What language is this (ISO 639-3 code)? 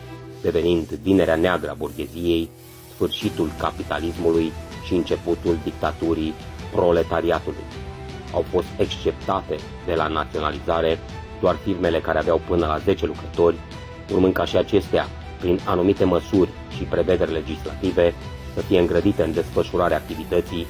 ron